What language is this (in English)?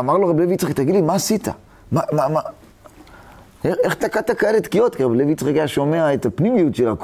Hebrew